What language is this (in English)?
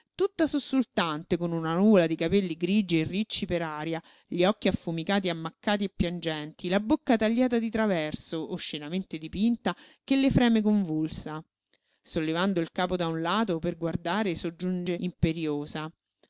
Italian